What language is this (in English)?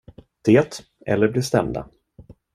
Swedish